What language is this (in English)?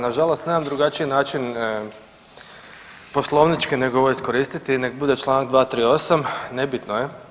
Croatian